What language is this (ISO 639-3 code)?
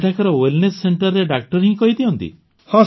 ori